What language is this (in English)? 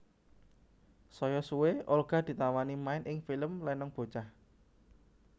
Javanese